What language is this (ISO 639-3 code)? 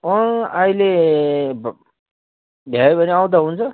nep